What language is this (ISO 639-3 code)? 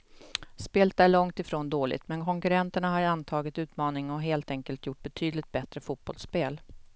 swe